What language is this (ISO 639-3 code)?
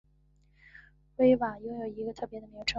zho